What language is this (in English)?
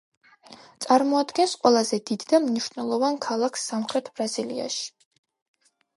Georgian